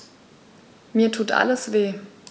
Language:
German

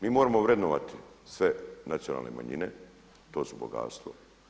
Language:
Croatian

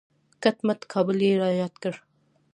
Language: Pashto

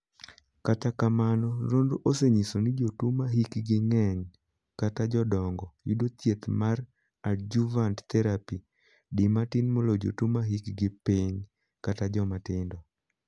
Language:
Luo (Kenya and Tanzania)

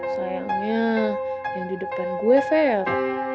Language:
Indonesian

